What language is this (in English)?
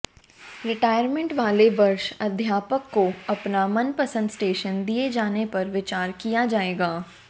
Hindi